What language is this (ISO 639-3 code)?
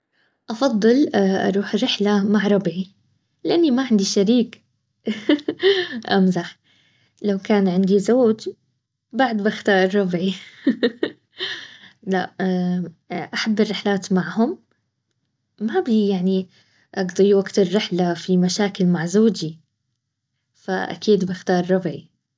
abv